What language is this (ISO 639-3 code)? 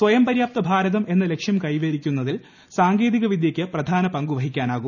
mal